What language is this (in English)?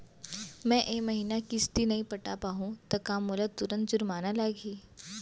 Chhattisgarhi